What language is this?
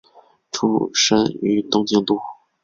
Chinese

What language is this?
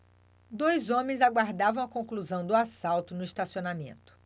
Portuguese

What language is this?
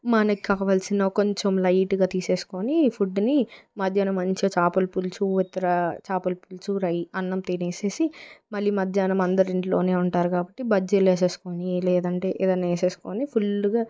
Telugu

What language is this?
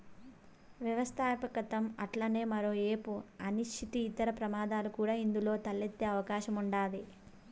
Telugu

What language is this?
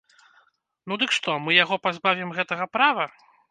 Belarusian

